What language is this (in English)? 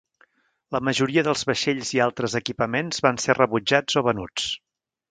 Catalan